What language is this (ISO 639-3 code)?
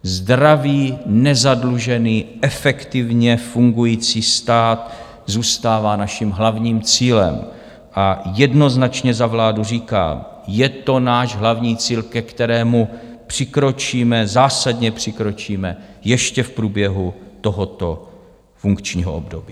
ces